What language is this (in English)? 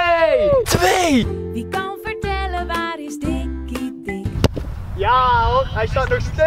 Dutch